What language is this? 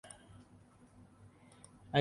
Urdu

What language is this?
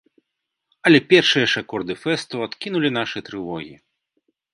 Belarusian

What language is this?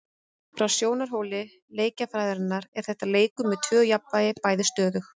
Icelandic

